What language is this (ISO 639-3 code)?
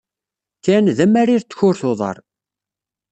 kab